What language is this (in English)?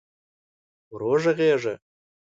Pashto